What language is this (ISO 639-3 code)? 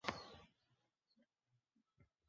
ces